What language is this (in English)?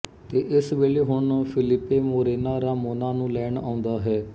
Punjabi